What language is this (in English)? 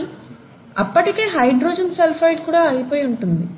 Telugu